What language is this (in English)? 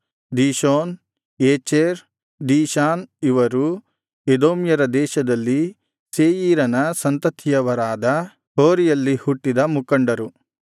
Kannada